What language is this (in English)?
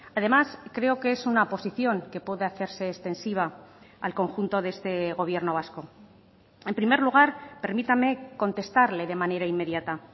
Spanish